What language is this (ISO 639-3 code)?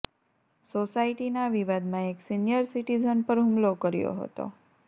guj